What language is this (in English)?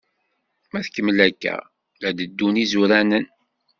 Kabyle